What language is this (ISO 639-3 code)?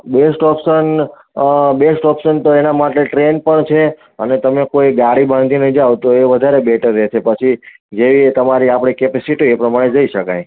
guj